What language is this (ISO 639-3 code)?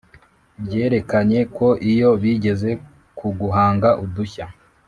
kin